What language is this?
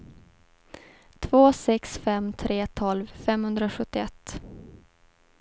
Swedish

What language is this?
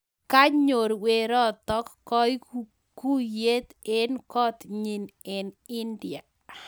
Kalenjin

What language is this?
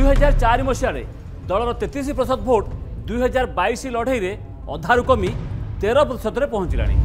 Korean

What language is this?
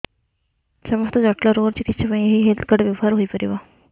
Odia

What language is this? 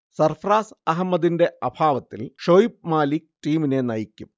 Malayalam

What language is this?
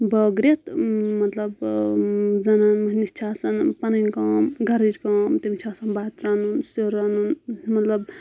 Kashmiri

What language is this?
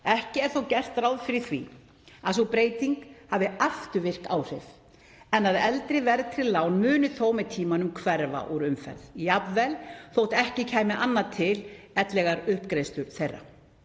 Icelandic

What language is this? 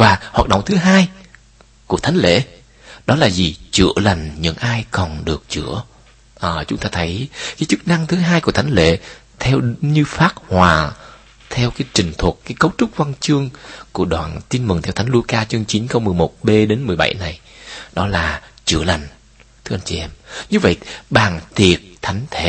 Vietnamese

